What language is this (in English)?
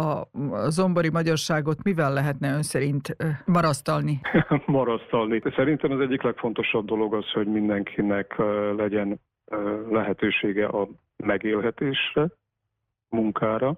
Hungarian